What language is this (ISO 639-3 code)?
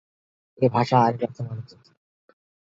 ben